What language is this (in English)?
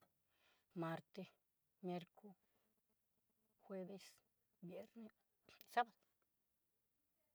Southeastern Nochixtlán Mixtec